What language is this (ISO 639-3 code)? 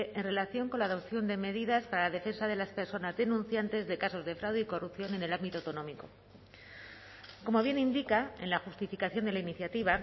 spa